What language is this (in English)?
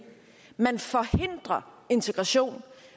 Danish